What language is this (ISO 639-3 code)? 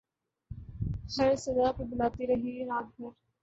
urd